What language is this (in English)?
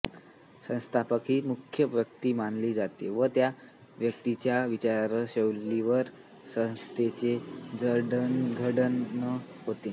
Marathi